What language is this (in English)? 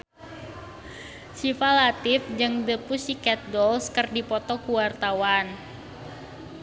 Sundanese